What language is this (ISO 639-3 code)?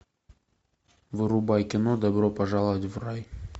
rus